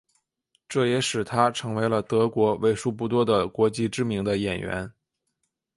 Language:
Chinese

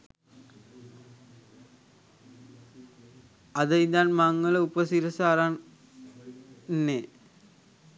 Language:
Sinhala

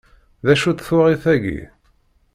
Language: Kabyle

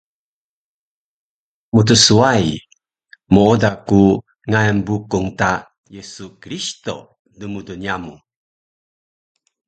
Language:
Taroko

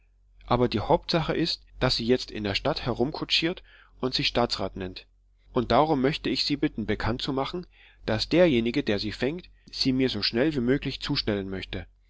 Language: German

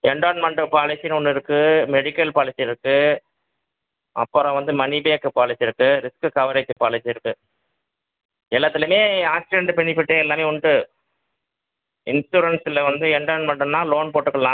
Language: Tamil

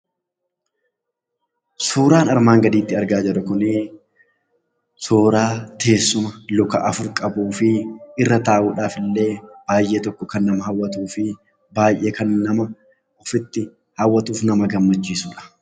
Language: Oromo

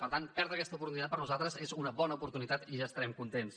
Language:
Catalan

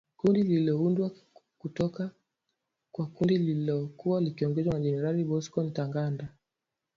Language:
Swahili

